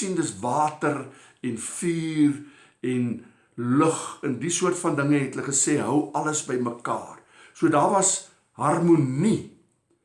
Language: Dutch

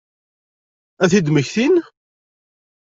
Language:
Kabyle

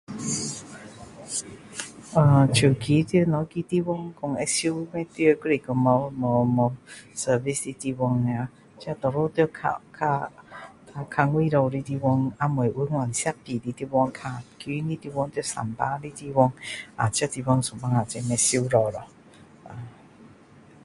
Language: Min Dong Chinese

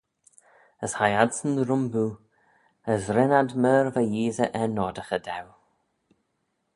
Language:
Manx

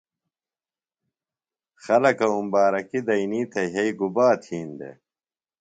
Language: Phalura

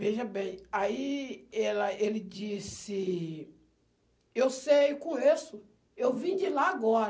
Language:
Portuguese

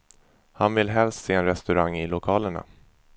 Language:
Swedish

